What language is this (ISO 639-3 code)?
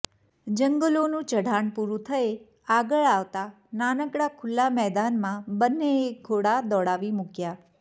guj